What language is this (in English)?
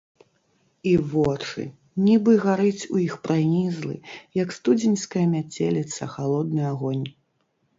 Belarusian